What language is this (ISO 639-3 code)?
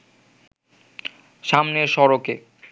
ben